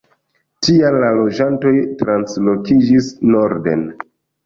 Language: Esperanto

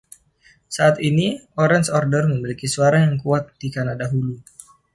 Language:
Indonesian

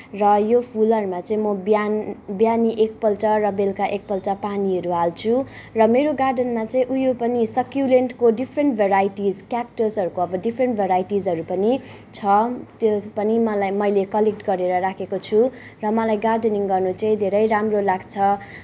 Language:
Nepali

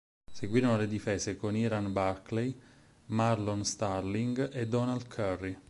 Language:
Italian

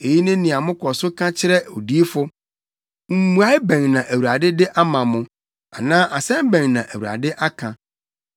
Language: Akan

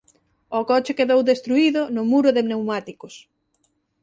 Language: Galician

